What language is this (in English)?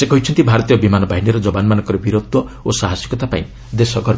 Odia